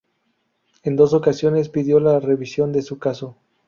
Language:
Spanish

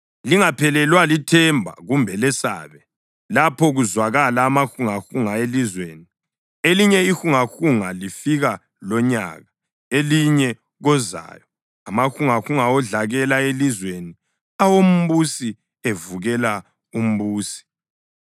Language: North Ndebele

